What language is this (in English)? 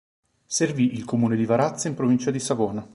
Italian